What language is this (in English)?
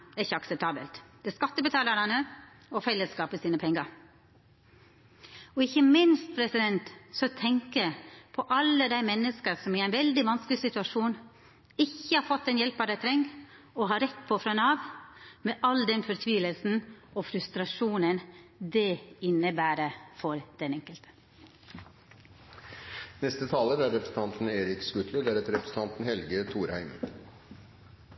Norwegian Nynorsk